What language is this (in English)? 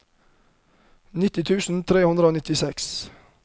Norwegian